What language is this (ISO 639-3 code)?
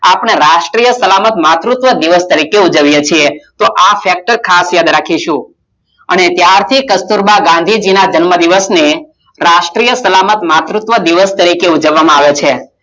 guj